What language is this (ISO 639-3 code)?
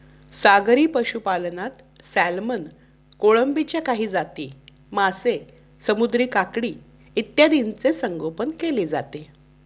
mar